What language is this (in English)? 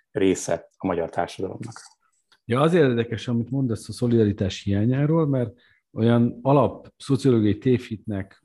Hungarian